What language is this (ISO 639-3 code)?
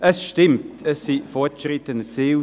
gsw